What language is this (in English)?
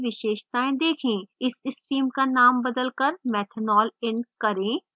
Hindi